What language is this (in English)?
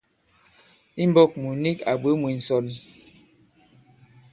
Bankon